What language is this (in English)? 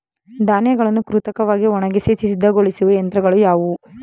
Kannada